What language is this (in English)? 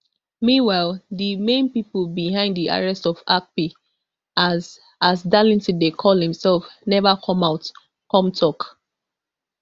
Nigerian Pidgin